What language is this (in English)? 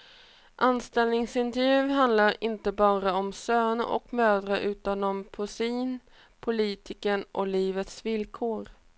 Swedish